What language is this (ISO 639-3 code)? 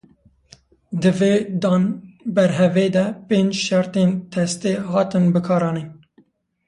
kur